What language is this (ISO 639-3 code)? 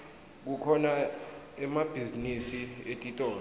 ssw